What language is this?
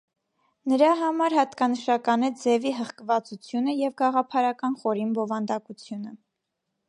Armenian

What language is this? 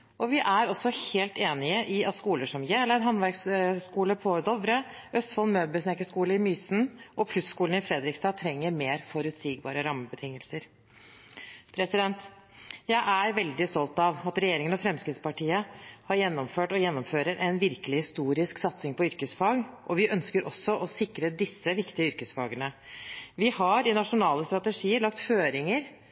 Norwegian Bokmål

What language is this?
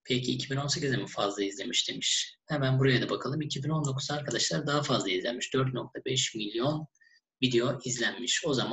Turkish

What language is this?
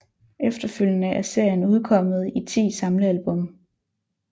Danish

